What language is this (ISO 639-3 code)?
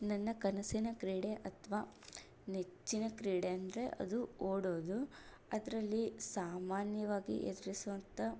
kan